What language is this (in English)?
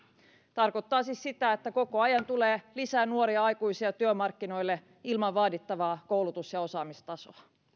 Finnish